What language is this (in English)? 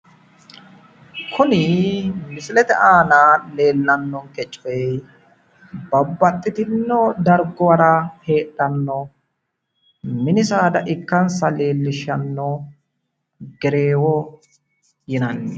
Sidamo